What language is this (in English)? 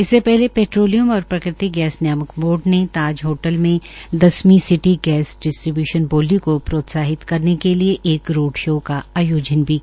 Hindi